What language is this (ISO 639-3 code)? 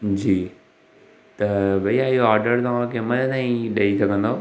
snd